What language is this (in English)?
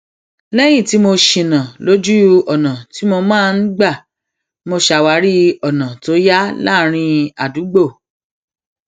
Yoruba